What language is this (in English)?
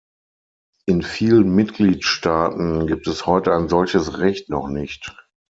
German